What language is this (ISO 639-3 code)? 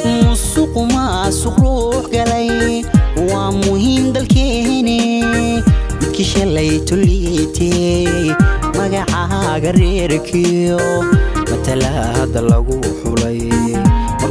ara